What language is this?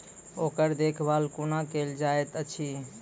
Maithili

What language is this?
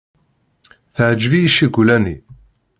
Kabyle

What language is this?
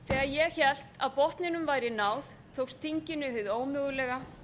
Icelandic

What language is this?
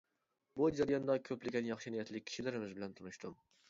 Uyghur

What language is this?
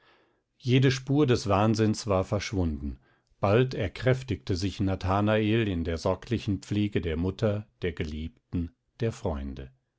German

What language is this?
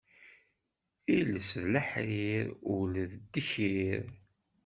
Kabyle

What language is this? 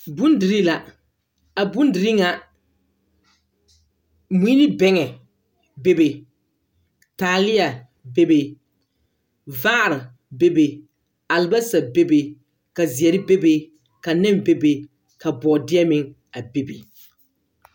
Southern Dagaare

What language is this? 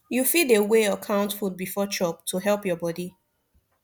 Nigerian Pidgin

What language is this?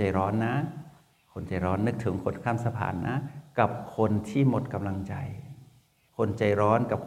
Thai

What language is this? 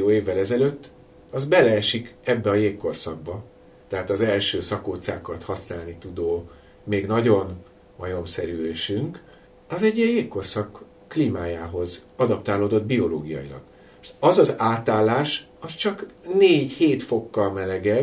Hungarian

